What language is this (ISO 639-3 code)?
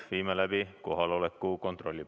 est